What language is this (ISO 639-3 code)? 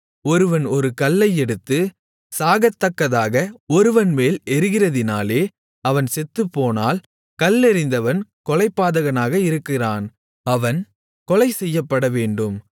tam